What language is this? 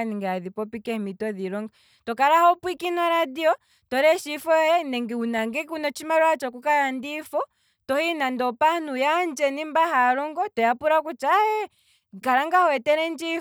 Kwambi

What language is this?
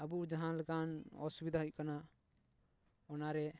Santali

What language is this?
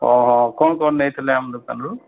Odia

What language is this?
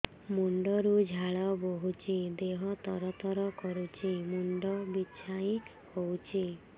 Odia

